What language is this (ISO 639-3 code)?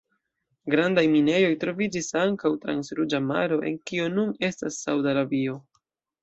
epo